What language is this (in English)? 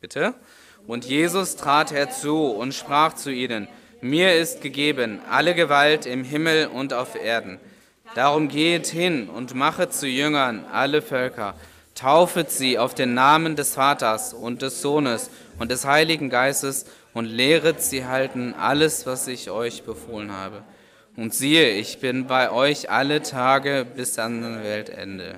German